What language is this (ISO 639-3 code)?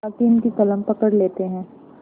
hin